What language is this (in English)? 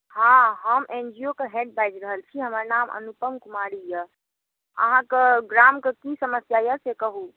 Maithili